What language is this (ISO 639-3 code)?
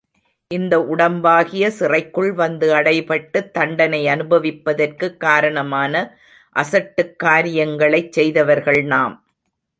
tam